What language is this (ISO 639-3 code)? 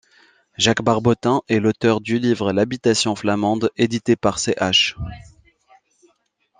fra